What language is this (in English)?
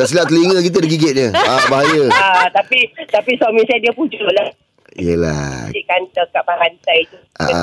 Malay